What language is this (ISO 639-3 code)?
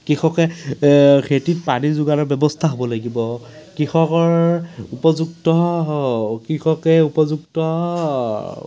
asm